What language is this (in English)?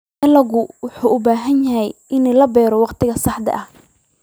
Somali